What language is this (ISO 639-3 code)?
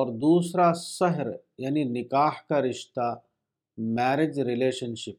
urd